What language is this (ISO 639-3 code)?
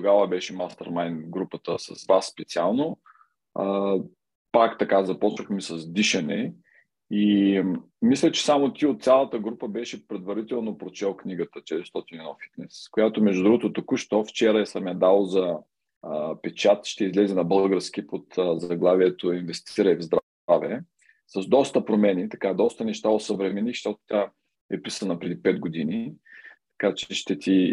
bul